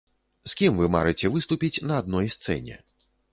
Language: Belarusian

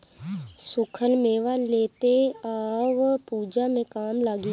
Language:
Bhojpuri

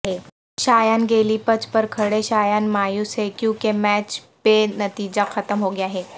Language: Urdu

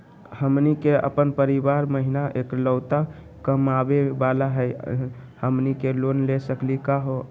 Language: Magahi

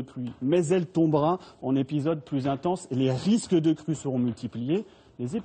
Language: French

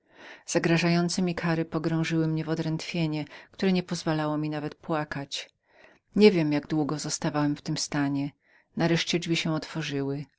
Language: Polish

